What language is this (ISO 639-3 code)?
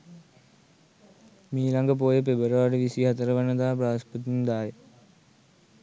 sin